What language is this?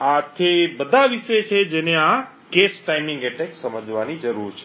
Gujarati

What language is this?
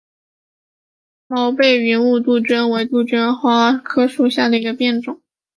Chinese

